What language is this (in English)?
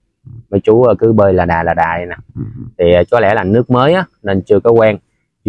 Vietnamese